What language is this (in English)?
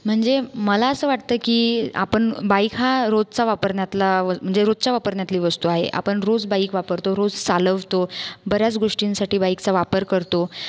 Marathi